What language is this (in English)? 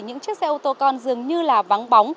Vietnamese